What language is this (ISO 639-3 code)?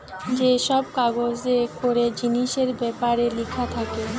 ben